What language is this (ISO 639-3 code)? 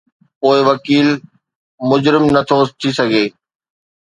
snd